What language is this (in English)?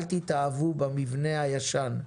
Hebrew